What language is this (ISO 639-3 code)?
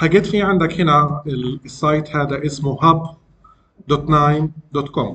ara